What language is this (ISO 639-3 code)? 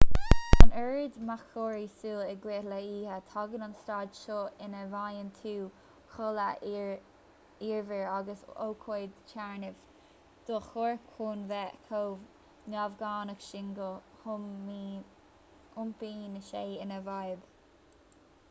gle